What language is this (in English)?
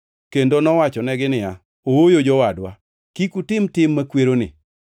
Luo (Kenya and Tanzania)